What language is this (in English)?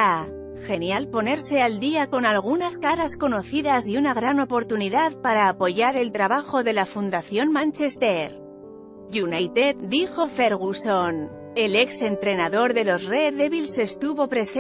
Spanish